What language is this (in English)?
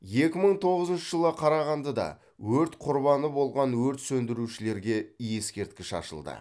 Kazakh